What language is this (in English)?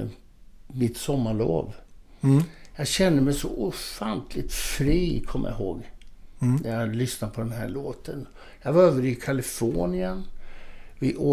Swedish